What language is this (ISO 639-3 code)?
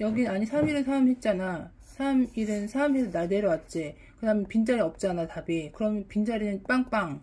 kor